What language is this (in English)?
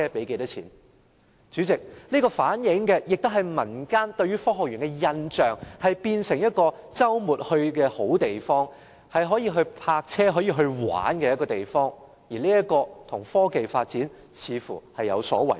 Cantonese